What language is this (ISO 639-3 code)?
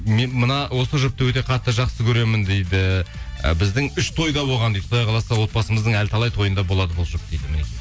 kaz